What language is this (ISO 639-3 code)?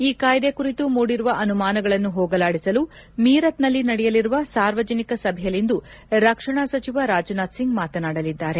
kan